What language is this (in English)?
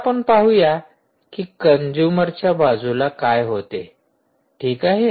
Marathi